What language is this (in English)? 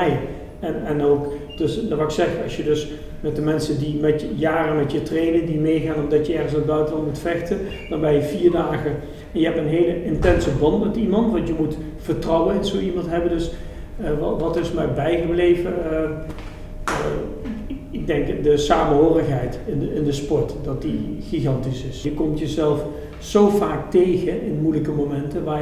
Dutch